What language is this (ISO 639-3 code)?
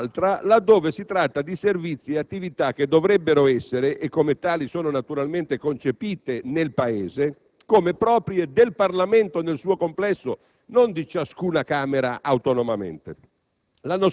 ita